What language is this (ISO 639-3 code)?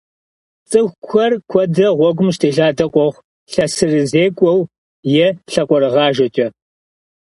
kbd